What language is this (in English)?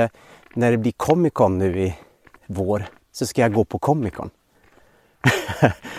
Swedish